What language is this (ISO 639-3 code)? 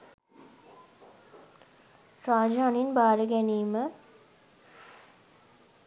sin